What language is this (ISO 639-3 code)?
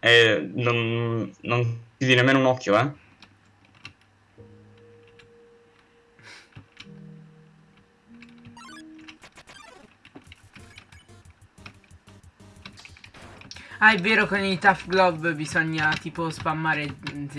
ita